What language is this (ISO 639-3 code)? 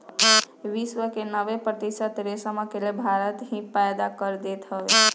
bho